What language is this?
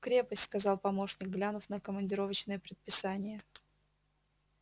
Russian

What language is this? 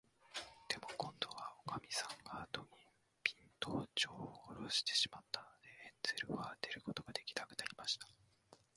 Japanese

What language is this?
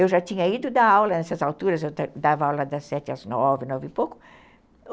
Portuguese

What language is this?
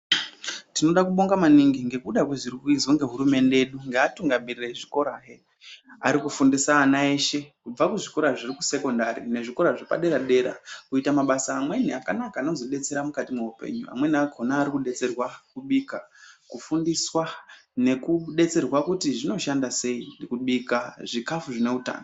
Ndau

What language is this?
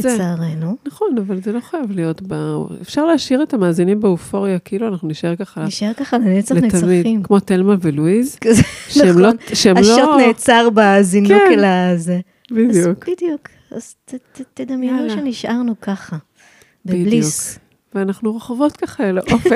Hebrew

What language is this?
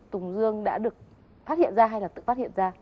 Vietnamese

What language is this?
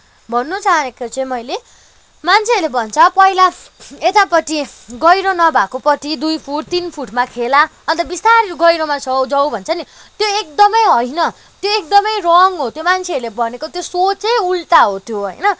Nepali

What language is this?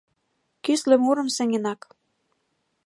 Mari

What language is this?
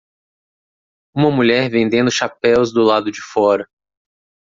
Portuguese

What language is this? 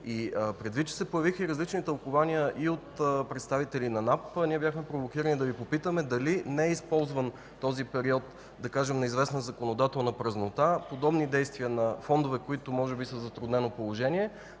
Bulgarian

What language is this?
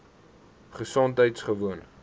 Afrikaans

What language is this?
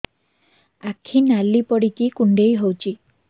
Odia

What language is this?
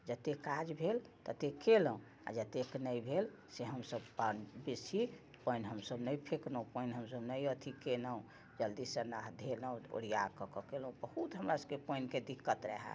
Maithili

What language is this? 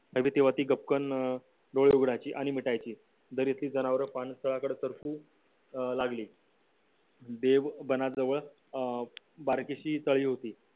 Marathi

